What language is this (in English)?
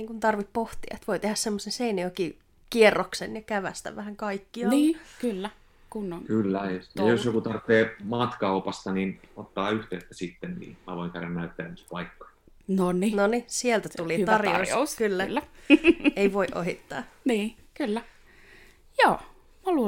Finnish